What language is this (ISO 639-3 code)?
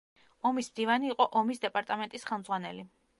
kat